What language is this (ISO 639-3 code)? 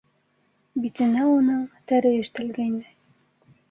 bak